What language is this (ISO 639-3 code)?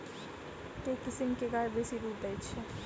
mai